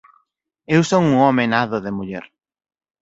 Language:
Galician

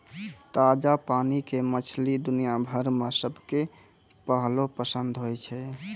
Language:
Maithili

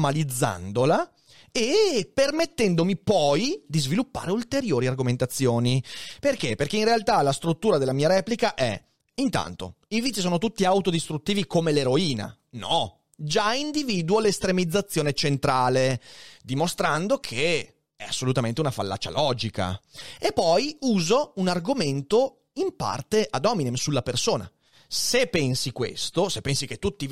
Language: Italian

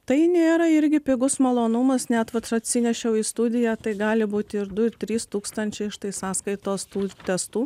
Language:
Lithuanian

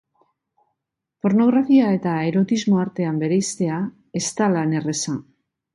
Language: Basque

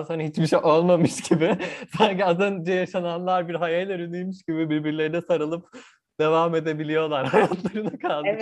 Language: Turkish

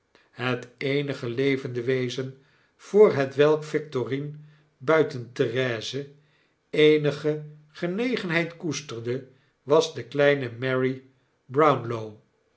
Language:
Dutch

